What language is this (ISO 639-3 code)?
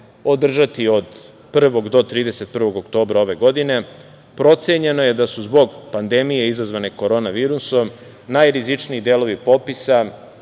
srp